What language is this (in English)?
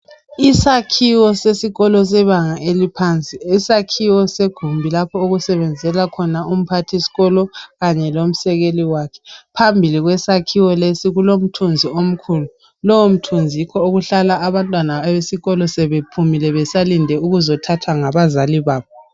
North Ndebele